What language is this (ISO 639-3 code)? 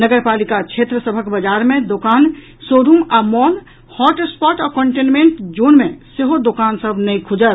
mai